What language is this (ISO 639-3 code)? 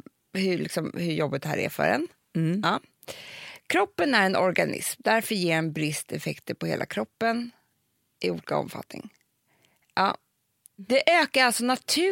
swe